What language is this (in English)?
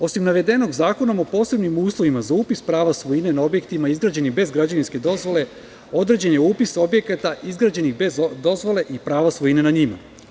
Serbian